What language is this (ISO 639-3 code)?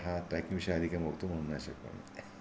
san